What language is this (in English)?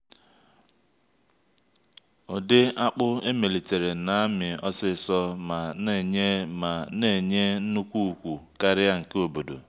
Igbo